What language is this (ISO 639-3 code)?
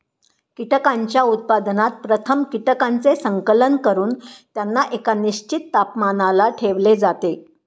mar